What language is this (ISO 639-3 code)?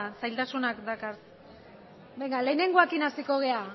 eus